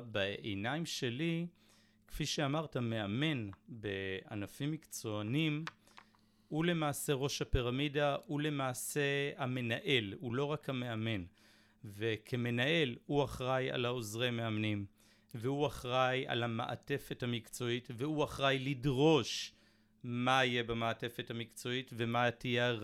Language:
Hebrew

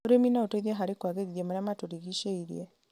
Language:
Kikuyu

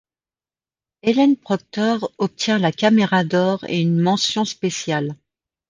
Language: French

